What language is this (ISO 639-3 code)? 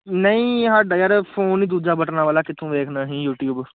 pan